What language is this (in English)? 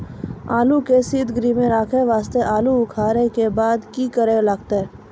Maithili